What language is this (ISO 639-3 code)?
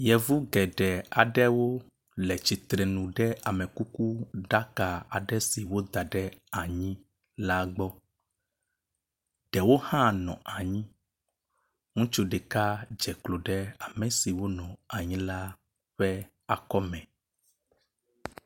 ewe